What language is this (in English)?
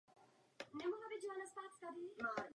Czech